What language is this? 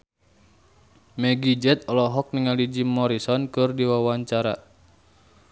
Sundanese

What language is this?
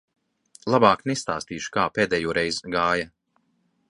Latvian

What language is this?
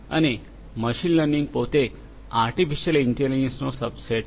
Gujarati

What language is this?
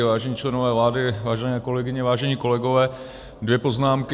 Czech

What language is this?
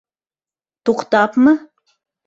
Bashkir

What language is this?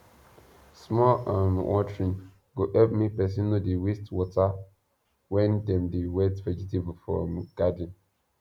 Nigerian Pidgin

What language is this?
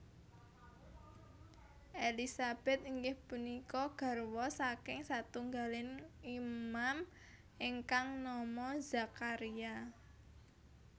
Javanese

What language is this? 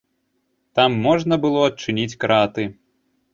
Belarusian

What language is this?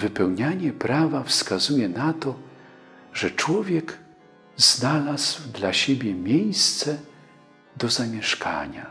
Polish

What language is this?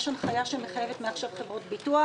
Hebrew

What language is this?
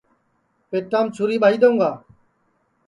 Sansi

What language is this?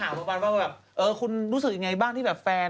Thai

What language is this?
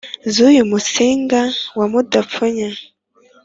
Kinyarwanda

